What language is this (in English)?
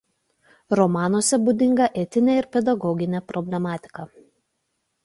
Lithuanian